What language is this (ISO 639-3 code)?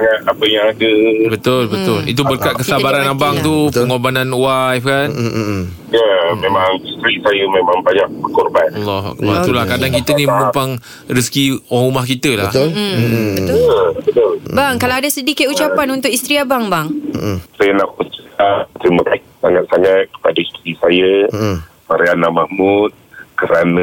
msa